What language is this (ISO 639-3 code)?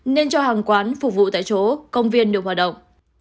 vie